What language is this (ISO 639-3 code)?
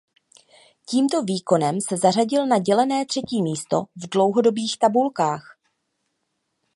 ces